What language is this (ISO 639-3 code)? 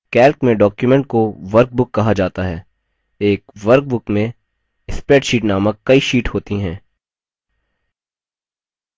hin